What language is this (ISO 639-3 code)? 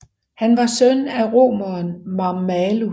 dan